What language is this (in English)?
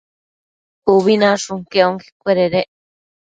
Matsés